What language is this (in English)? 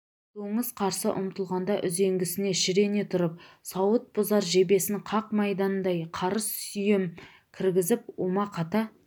Kazakh